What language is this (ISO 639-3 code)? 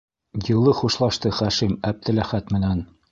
bak